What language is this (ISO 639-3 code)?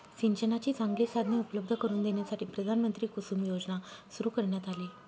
mar